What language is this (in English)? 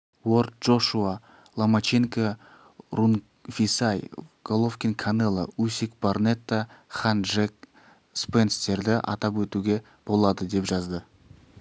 Kazakh